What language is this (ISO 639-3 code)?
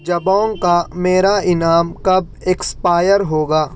urd